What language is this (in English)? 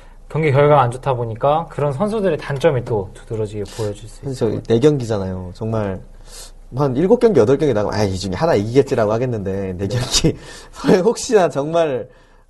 Korean